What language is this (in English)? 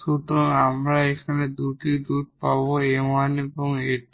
Bangla